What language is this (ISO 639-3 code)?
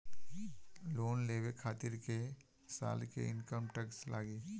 bho